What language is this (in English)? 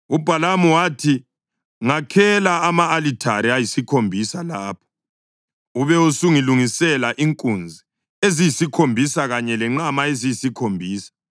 North Ndebele